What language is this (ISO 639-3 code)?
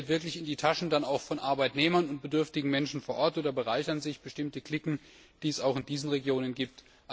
deu